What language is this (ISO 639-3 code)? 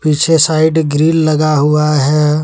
hin